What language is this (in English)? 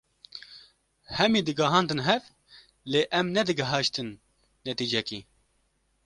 Kurdish